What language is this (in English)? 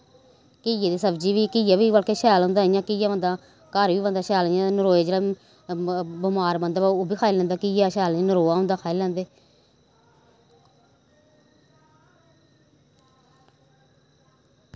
Dogri